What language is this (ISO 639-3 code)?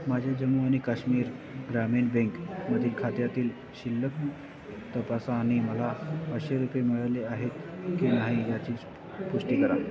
mar